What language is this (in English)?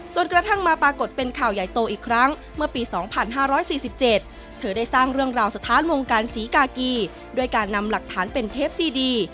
Thai